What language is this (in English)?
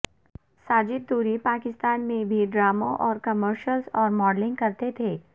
Urdu